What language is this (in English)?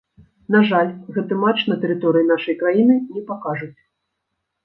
Belarusian